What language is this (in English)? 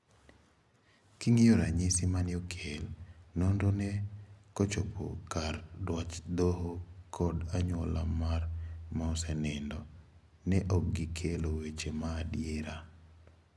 Luo (Kenya and Tanzania)